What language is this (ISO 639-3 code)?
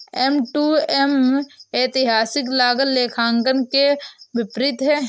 hin